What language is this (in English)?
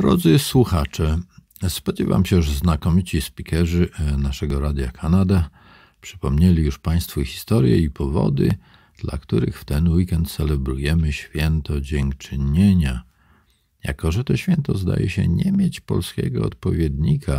Polish